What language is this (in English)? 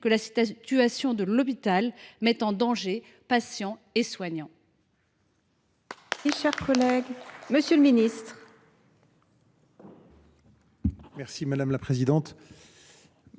French